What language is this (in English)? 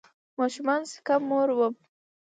Pashto